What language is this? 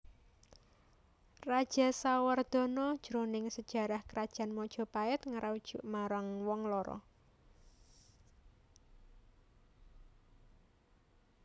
Javanese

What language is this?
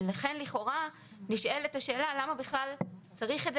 Hebrew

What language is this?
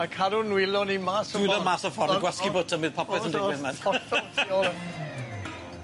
Welsh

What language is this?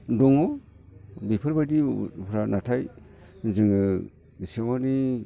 Bodo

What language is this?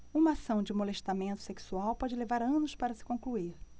Portuguese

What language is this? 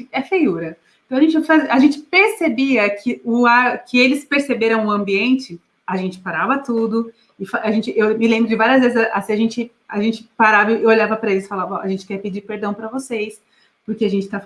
Portuguese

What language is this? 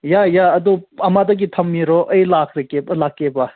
Manipuri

